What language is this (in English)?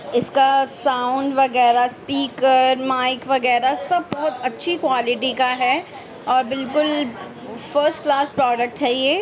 Urdu